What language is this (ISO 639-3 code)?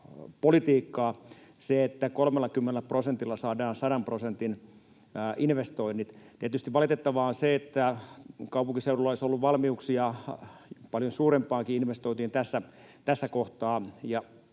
fin